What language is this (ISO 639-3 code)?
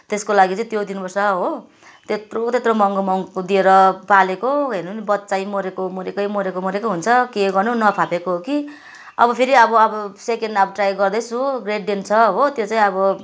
nep